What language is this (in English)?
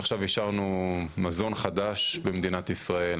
Hebrew